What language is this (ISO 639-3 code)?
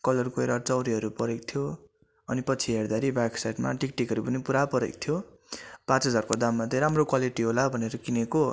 nep